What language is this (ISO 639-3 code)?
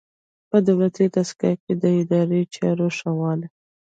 pus